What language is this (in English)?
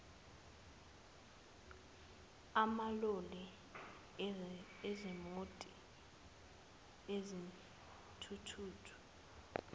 Zulu